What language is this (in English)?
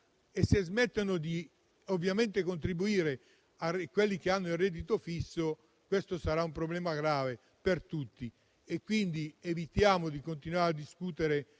Italian